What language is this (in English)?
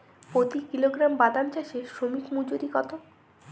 Bangla